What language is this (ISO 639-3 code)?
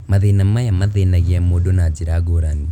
kik